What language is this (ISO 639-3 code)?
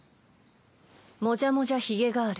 jpn